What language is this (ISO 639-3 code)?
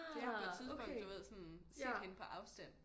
dan